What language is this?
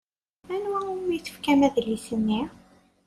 Kabyle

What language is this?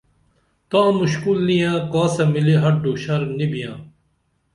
Dameli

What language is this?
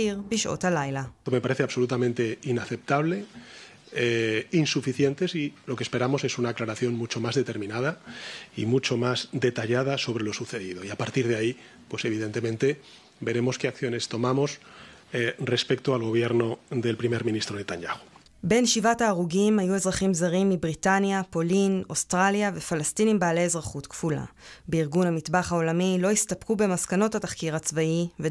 Hebrew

